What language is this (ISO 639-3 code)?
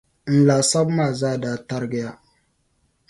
dag